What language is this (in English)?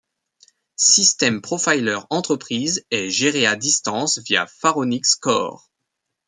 French